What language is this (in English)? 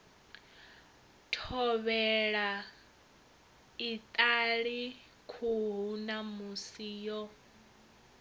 Venda